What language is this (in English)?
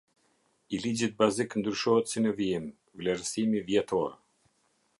Albanian